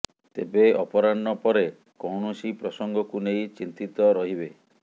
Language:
Odia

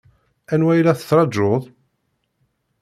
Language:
Kabyle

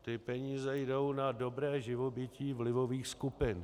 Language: Czech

